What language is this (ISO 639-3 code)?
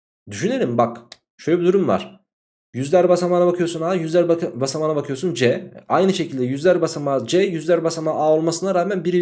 tur